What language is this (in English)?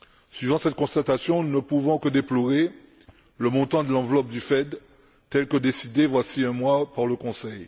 French